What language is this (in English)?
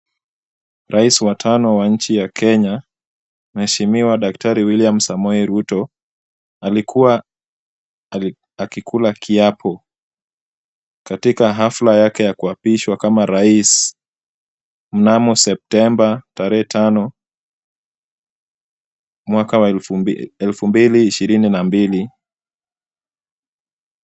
Swahili